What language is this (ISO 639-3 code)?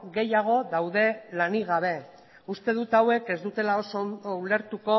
eus